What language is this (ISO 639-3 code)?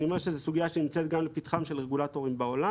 heb